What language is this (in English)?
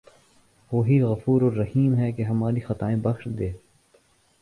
Urdu